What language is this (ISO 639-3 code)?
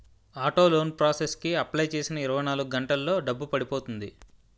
tel